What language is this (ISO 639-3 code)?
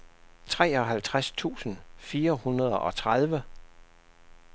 dan